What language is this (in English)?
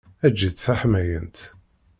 Kabyle